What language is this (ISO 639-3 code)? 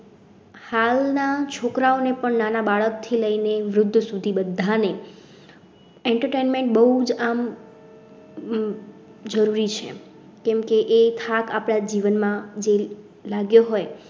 guj